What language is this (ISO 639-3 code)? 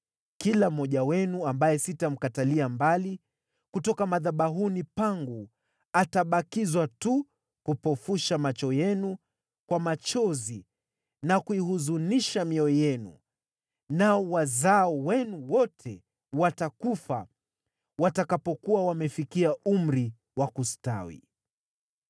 swa